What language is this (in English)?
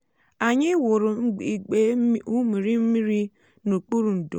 Igbo